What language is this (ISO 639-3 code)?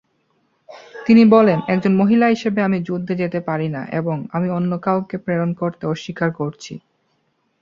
ben